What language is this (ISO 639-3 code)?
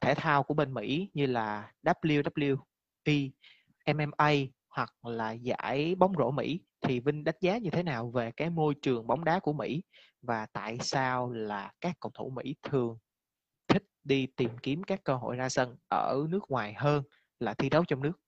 vie